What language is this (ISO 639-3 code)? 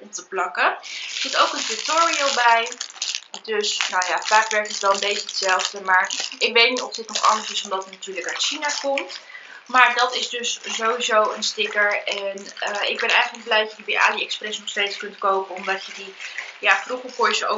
nld